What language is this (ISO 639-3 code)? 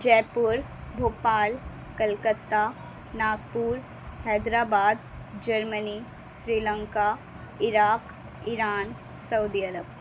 urd